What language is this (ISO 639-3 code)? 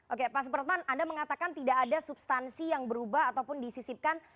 ind